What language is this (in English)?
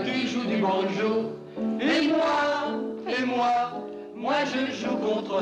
French